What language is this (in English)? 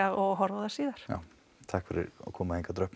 Icelandic